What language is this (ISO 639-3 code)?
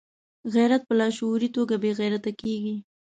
pus